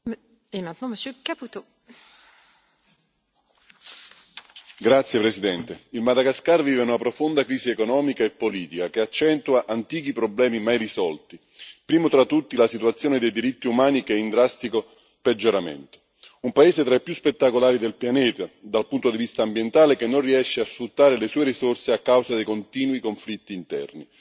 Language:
Italian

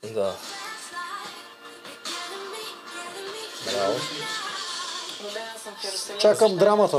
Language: Bulgarian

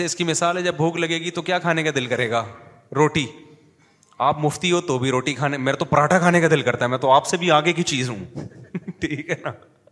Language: Urdu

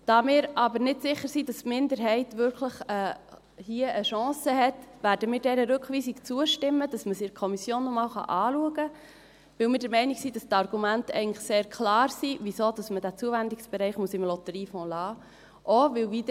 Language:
Swiss German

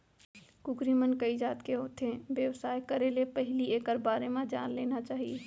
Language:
Chhattisgarhi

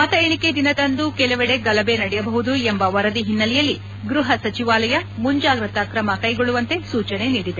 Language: Kannada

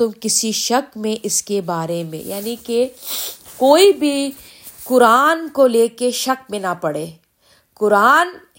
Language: Urdu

